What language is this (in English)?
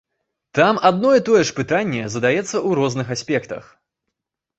Belarusian